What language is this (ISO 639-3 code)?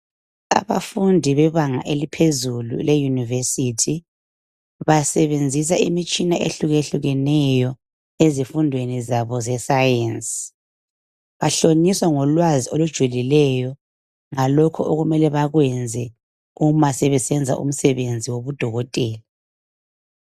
nde